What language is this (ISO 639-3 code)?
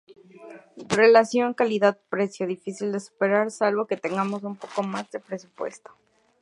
spa